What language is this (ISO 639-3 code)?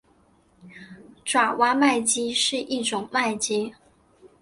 zho